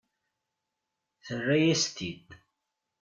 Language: Kabyle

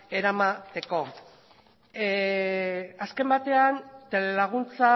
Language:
Basque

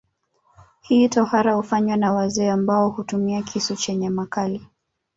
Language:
Swahili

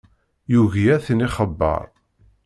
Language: Kabyle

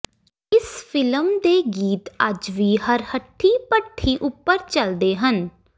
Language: Punjabi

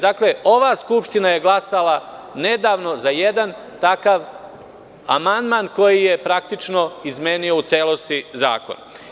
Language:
Serbian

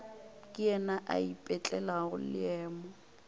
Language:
Northern Sotho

